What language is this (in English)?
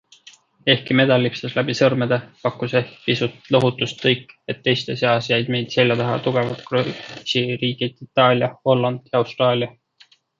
Estonian